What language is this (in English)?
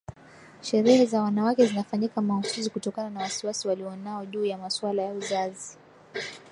Swahili